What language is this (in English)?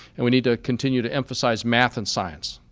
English